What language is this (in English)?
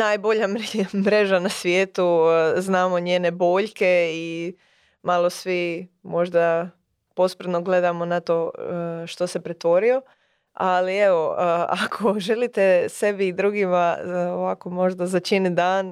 Croatian